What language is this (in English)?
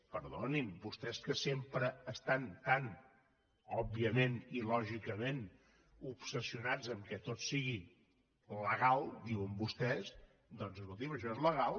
Catalan